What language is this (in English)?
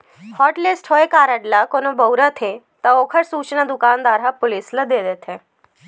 Chhattisgarhi